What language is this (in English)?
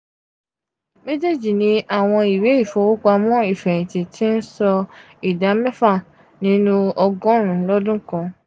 Yoruba